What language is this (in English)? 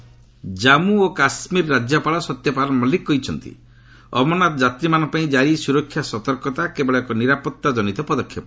Odia